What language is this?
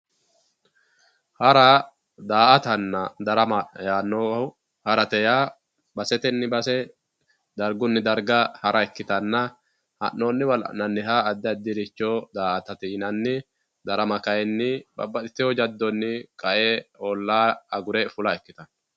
Sidamo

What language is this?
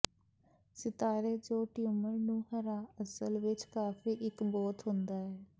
Punjabi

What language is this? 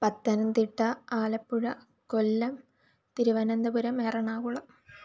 Malayalam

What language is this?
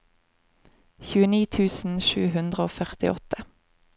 Norwegian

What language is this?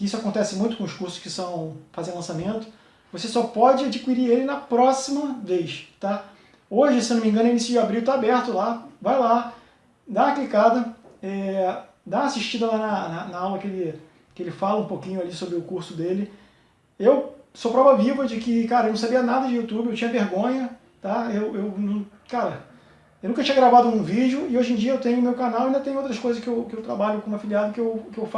Portuguese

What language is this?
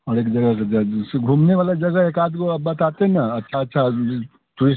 Hindi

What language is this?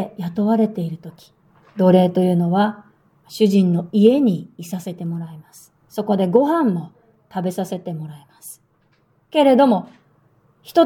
Japanese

